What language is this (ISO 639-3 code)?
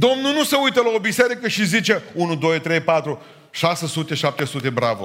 ron